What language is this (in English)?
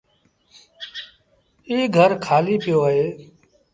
Sindhi Bhil